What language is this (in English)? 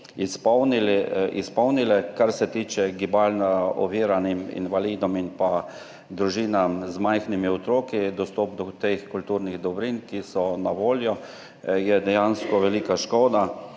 Slovenian